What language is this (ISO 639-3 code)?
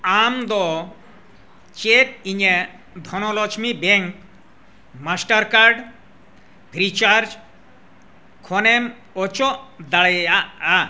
sat